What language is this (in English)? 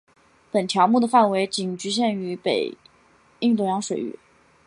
Chinese